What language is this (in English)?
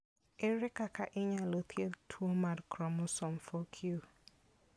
Luo (Kenya and Tanzania)